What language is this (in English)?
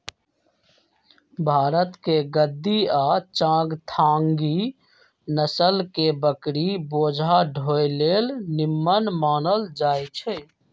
Magahi